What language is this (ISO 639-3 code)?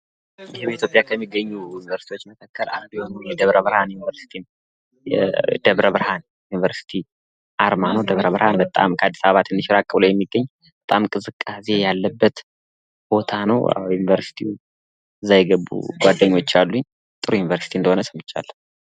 amh